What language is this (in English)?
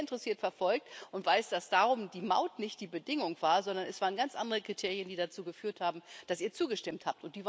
German